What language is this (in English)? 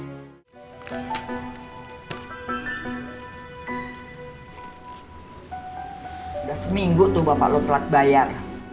Indonesian